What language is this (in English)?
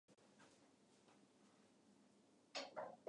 Japanese